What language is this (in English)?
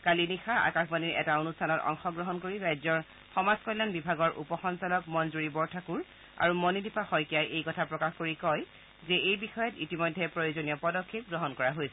Assamese